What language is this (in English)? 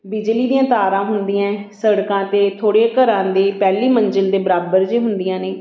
Punjabi